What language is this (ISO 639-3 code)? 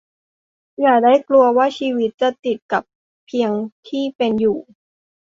tha